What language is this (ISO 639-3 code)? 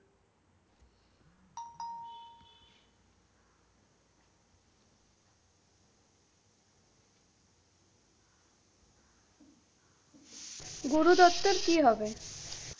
ben